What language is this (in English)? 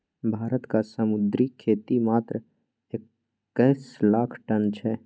Maithili